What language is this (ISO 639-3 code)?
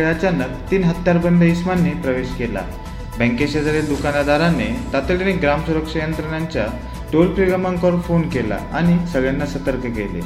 mar